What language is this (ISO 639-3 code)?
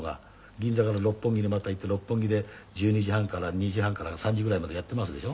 jpn